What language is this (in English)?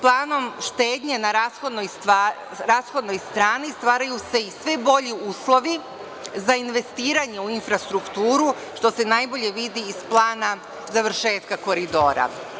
Serbian